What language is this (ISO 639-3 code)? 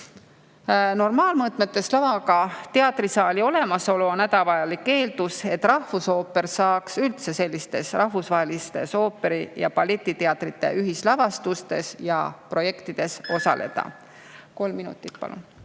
est